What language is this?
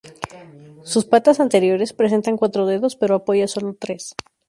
Spanish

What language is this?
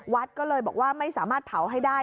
Thai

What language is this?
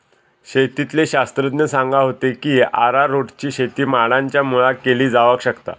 Marathi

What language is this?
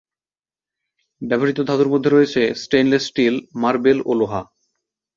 Bangla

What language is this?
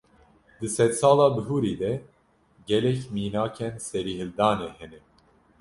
Kurdish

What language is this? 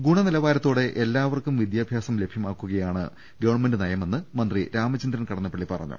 Malayalam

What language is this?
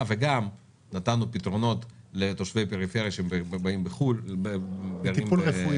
Hebrew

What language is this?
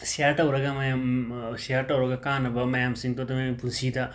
Manipuri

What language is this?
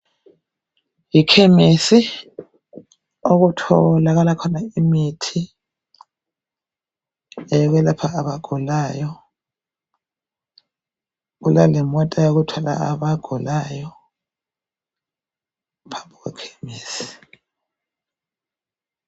North Ndebele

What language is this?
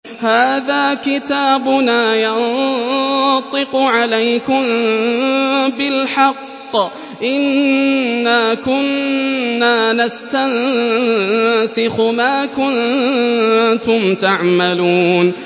Arabic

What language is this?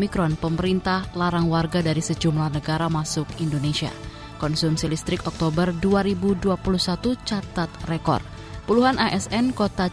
Indonesian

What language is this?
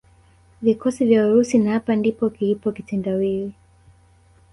Swahili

